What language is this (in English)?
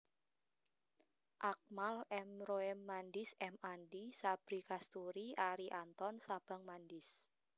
Javanese